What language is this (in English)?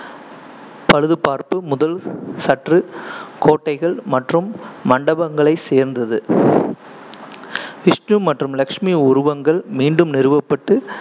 Tamil